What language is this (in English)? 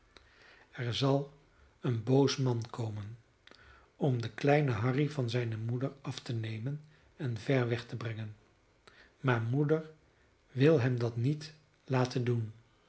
Dutch